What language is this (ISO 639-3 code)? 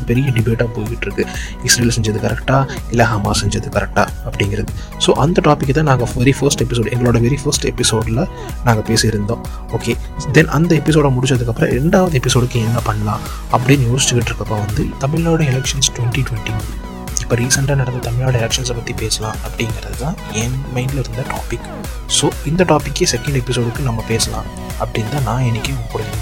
tam